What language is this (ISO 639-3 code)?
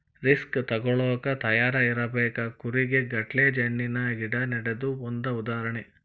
kan